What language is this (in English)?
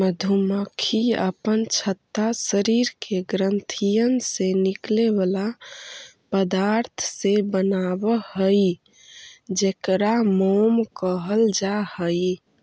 Magahi